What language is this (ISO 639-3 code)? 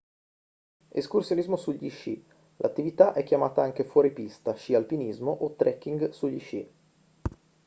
ita